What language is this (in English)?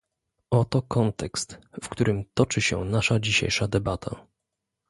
Polish